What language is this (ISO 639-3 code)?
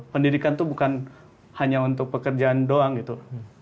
ind